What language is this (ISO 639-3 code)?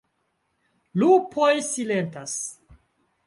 epo